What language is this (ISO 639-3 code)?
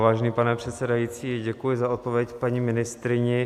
ces